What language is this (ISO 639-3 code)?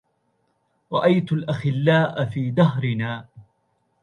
ara